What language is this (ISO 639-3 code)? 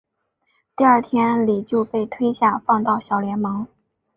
zho